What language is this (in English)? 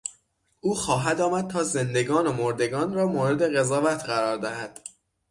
Persian